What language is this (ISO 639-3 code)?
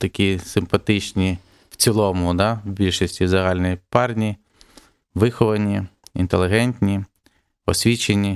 ukr